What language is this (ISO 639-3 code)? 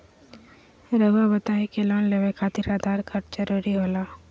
mag